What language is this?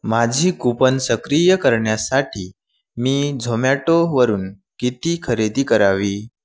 Marathi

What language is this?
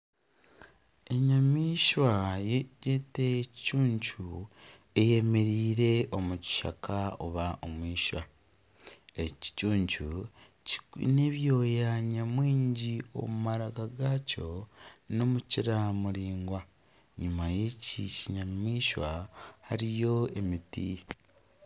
Nyankole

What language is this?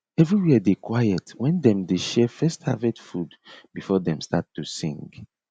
Nigerian Pidgin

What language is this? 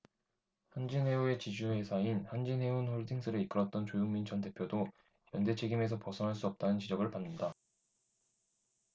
Korean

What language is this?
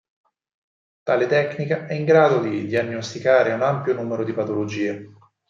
Italian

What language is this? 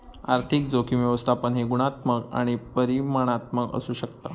Marathi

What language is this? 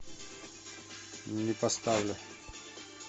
Russian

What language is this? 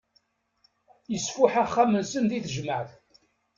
Kabyle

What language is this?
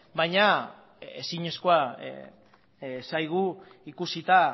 Basque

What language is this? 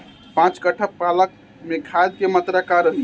Bhojpuri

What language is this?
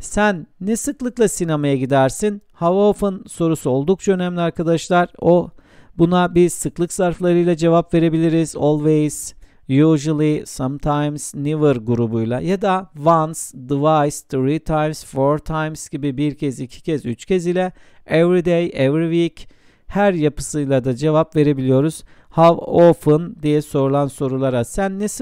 Turkish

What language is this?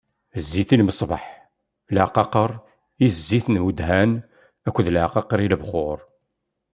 Kabyle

